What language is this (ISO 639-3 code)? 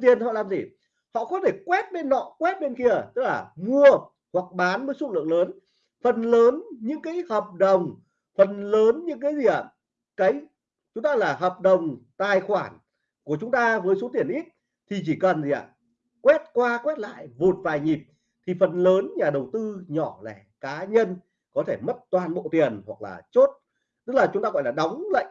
vie